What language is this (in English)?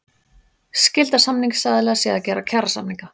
Icelandic